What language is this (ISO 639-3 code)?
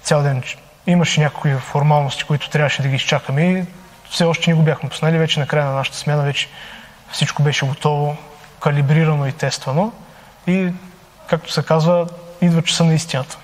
bul